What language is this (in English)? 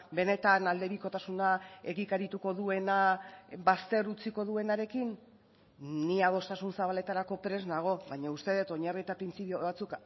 Basque